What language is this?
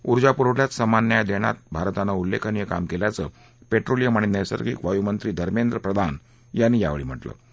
Marathi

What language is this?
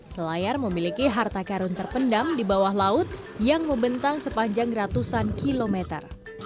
Indonesian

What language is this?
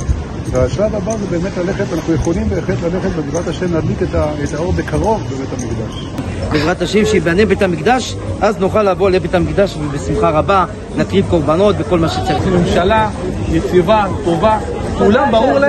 Hebrew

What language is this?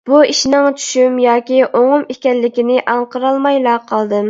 Uyghur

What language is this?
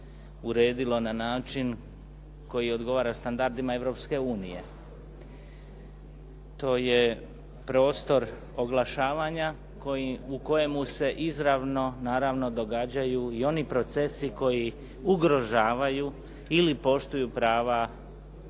Croatian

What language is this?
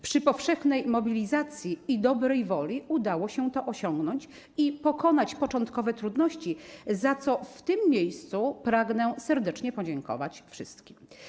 Polish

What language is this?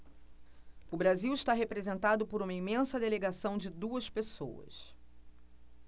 Portuguese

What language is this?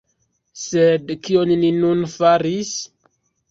Esperanto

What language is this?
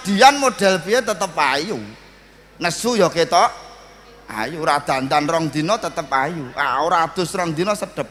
Indonesian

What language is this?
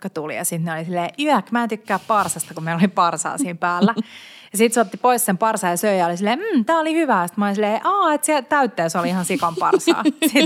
Finnish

